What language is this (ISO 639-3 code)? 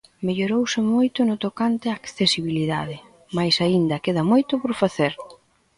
glg